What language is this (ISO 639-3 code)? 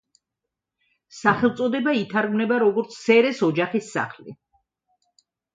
kat